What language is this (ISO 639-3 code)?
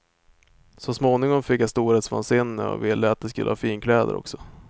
swe